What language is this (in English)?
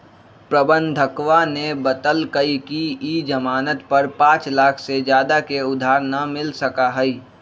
Magahi